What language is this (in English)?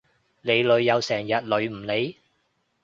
Cantonese